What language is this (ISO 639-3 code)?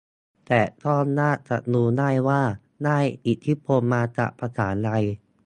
tha